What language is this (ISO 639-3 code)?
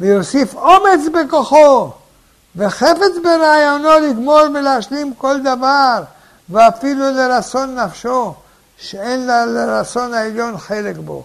heb